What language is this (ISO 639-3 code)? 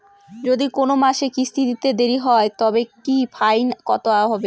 ben